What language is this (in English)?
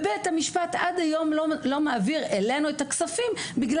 Hebrew